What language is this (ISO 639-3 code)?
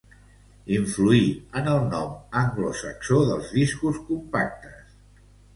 cat